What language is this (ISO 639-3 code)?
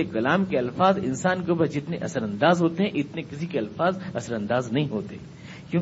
urd